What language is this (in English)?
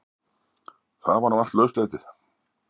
Icelandic